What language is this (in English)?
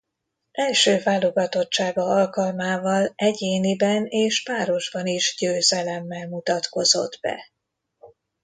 Hungarian